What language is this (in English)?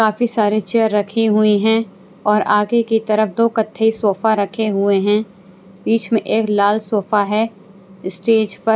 Hindi